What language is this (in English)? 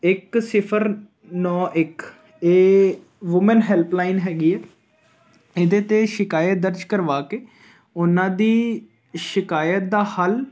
Punjabi